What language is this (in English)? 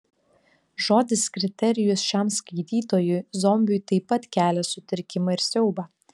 Lithuanian